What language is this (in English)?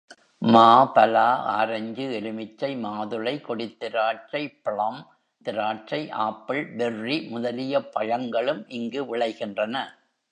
Tamil